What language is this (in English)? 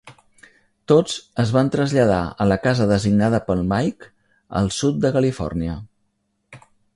Catalan